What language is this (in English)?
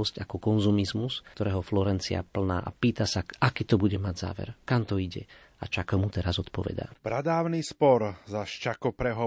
Slovak